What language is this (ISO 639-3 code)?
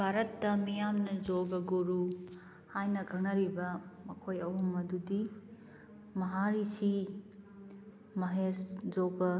mni